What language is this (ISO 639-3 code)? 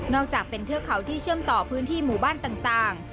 tha